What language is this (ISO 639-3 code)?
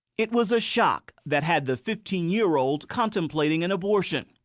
eng